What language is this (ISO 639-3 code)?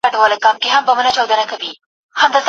pus